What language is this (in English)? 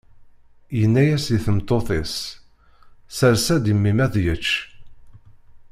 Kabyle